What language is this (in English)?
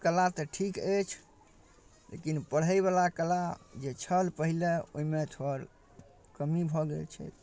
Maithili